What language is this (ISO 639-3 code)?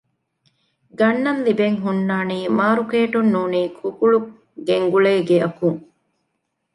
div